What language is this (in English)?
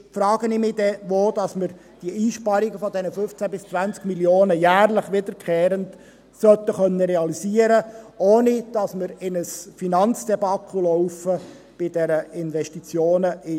Swiss German